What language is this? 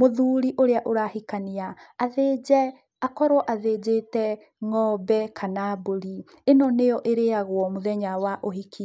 Kikuyu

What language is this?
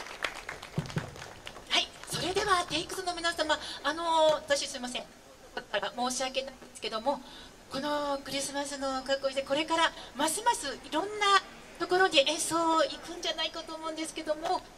Japanese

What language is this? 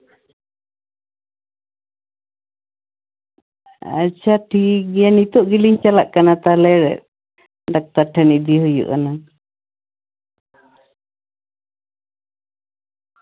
Santali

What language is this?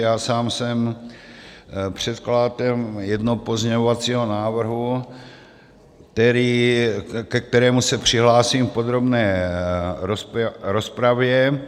Czech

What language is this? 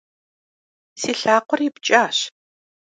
Kabardian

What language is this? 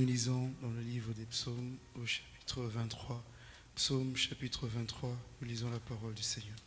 French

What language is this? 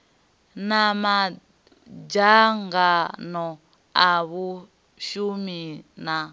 Venda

